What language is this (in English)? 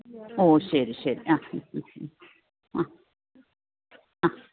Malayalam